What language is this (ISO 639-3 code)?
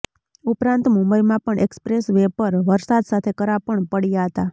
guj